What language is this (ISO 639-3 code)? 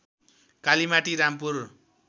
nep